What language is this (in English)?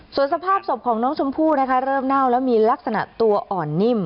Thai